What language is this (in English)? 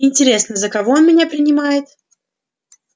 Russian